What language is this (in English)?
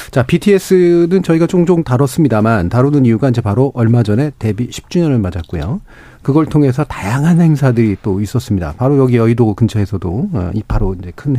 Korean